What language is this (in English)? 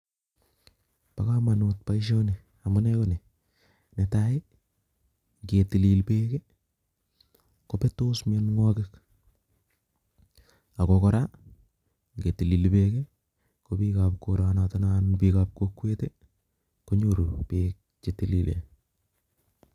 Kalenjin